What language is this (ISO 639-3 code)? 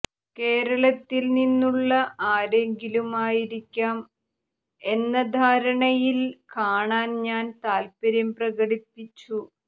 mal